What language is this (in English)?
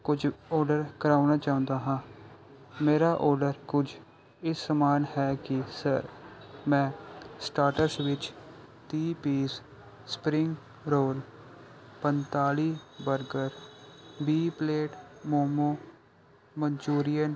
Punjabi